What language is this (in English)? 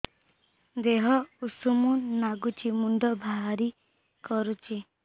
Odia